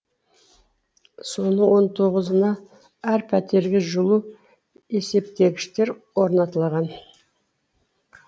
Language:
Kazakh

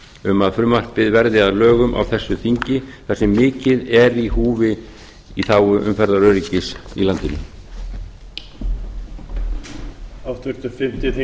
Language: Icelandic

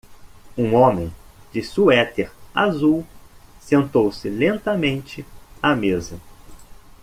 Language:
Portuguese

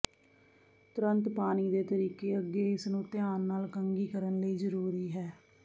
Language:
Punjabi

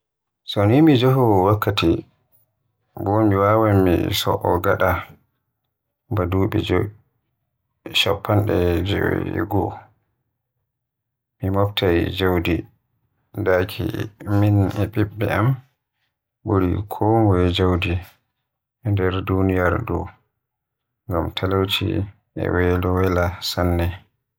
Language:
Western Niger Fulfulde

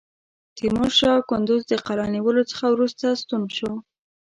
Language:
Pashto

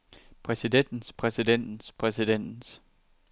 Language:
Danish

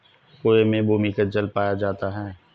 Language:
Hindi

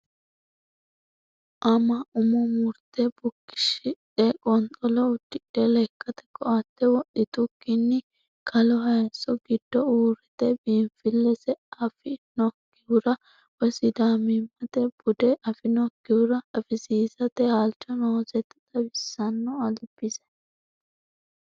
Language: Sidamo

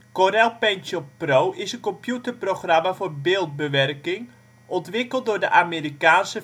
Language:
Dutch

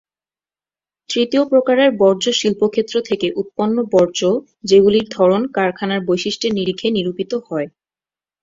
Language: Bangla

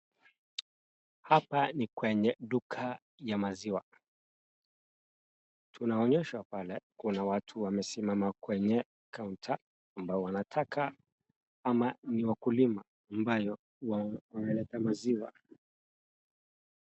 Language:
Swahili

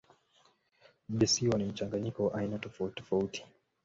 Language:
Swahili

